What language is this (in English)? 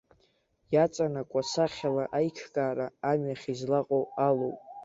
Abkhazian